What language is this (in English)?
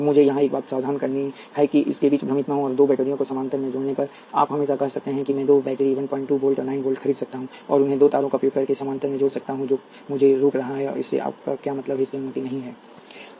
Hindi